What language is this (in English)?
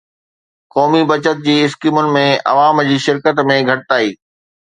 Sindhi